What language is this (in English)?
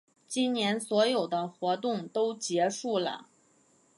Chinese